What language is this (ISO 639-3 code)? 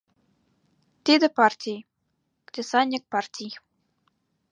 chm